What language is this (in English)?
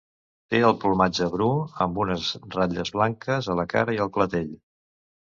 Catalan